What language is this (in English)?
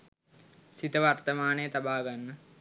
Sinhala